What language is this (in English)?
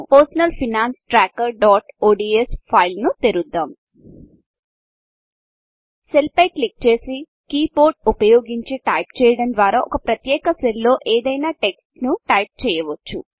Telugu